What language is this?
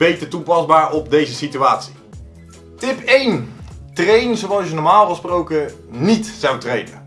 Dutch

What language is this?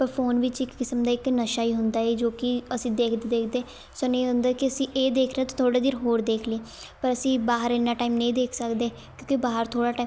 Punjabi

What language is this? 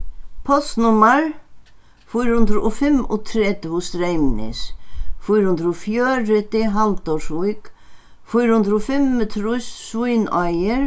Faroese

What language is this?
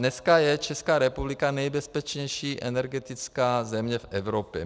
Czech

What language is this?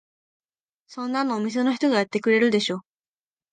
Japanese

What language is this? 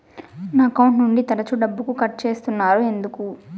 Telugu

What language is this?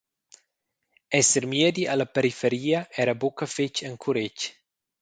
Romansh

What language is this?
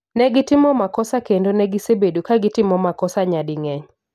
Luo (Kenya and Tanzania)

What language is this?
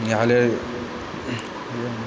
Maithili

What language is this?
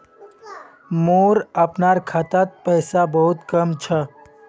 Magahi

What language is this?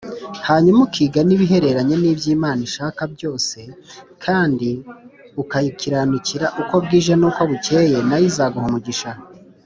Kinyarwanda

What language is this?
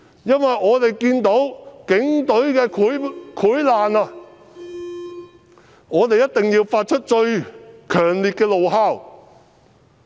Cantonese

